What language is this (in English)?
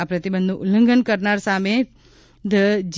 Gujarati